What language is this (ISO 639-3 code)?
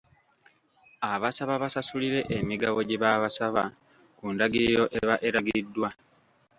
lug